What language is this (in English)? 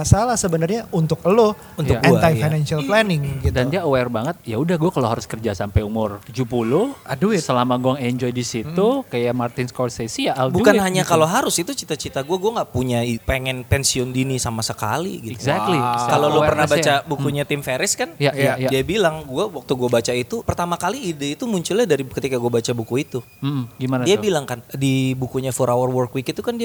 Indonesian